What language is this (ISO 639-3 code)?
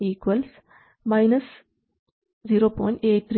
mal